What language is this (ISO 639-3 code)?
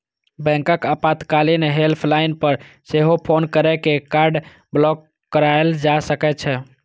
mai